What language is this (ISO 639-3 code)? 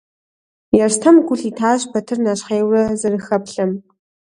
kbd